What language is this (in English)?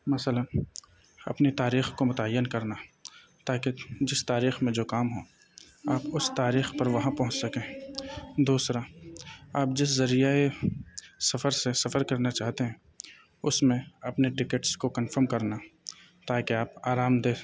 Urdu